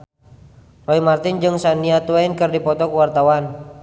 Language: Sundanese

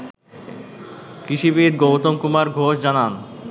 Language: Bangla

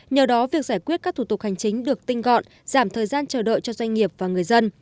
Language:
Vietnamese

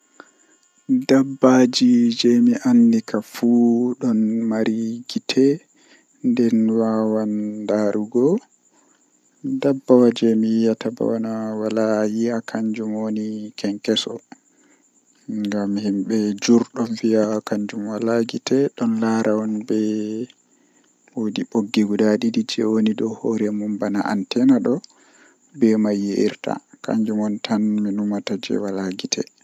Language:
Western Niger Fulfulde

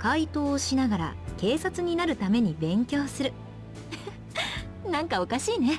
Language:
Japanese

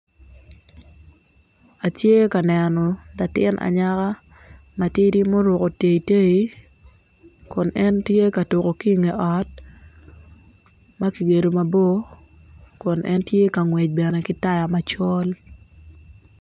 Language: Acoli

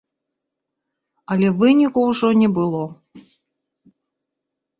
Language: Belarusian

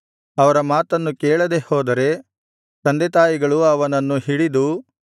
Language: Kannada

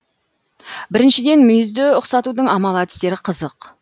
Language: Kazakh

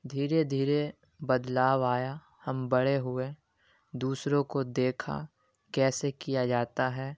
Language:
Urdu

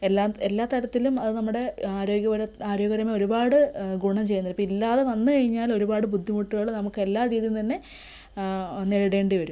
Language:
Malayalam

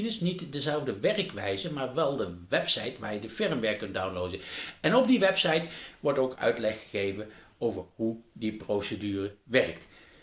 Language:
Dutch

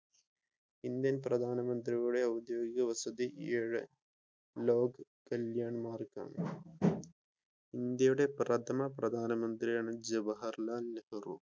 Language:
Malayalam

